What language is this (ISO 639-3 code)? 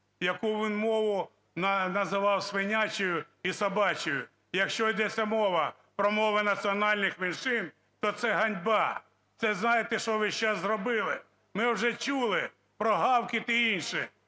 ukr